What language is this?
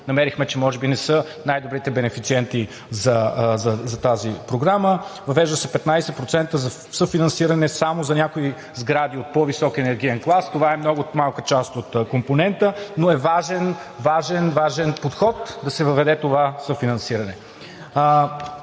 Bulgarian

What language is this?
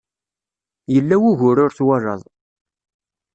Kabyle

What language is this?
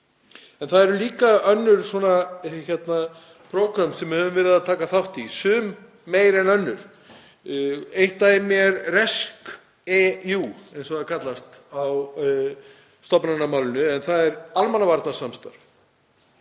Icelandic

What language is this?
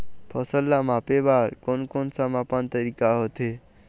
Chhattisgarhi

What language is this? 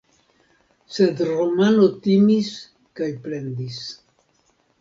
Esperanto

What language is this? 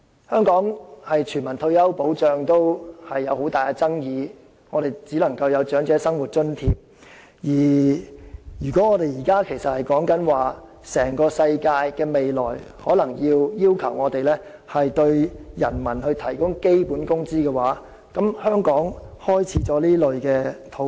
Cantonese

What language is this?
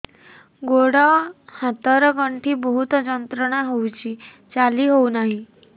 Odia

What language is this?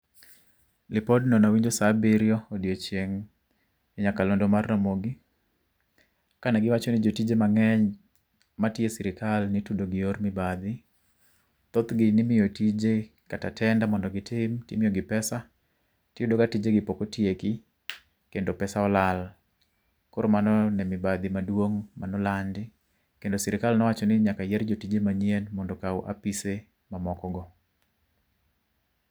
Luo (Kenya and Tanzania)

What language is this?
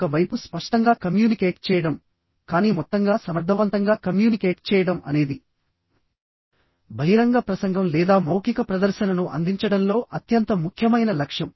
Telugu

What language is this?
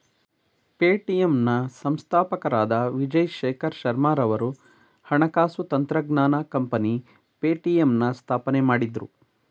Kannada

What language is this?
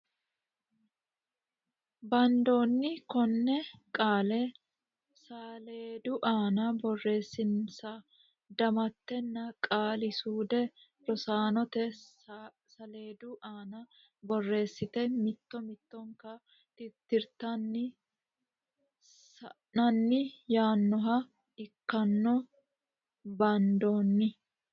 Sidamo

